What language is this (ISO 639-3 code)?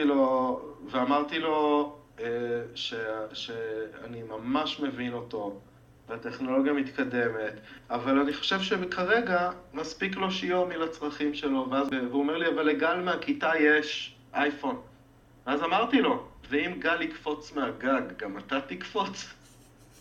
heb